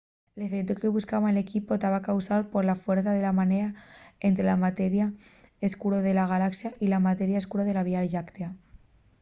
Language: Asturian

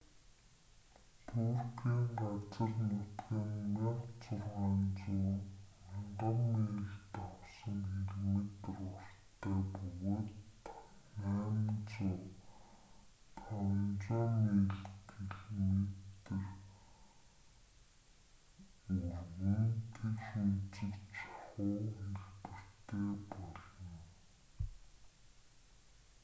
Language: Mongolian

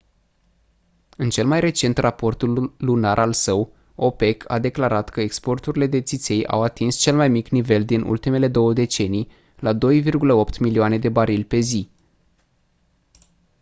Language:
Romanian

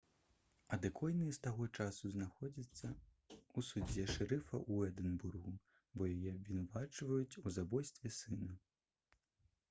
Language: Belarusian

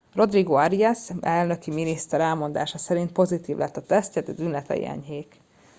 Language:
Hungarian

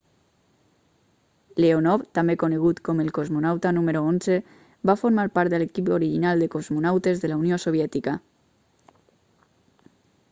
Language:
Catalan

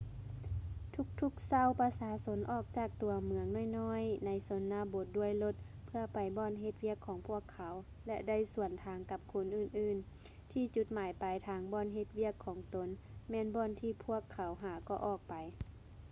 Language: Lao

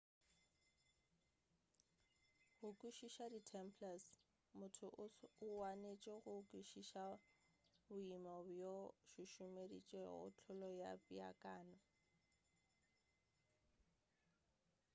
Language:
Northern Sotho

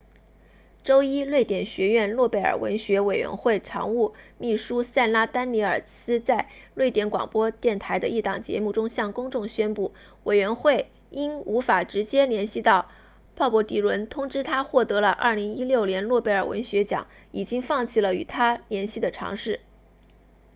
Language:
Chinese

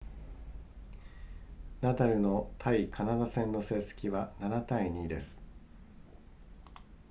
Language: Japanese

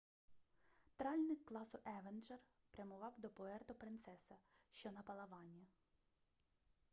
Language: Ukrainian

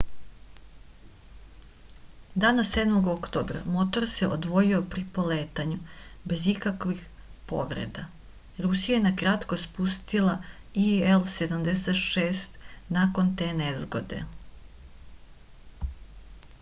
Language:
Serbian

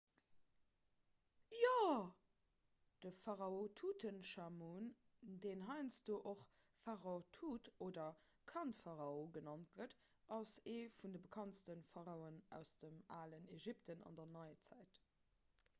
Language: Luxembourgish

